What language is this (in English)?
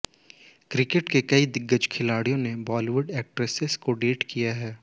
Hindi